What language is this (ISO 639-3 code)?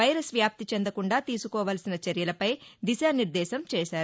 tel